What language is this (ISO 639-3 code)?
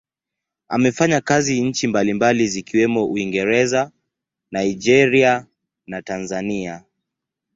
swa